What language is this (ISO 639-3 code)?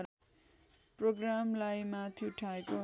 nep